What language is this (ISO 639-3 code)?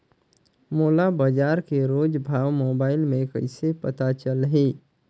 hne